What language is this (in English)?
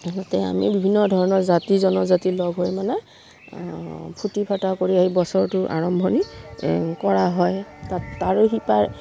Assamese